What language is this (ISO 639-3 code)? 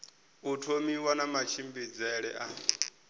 ven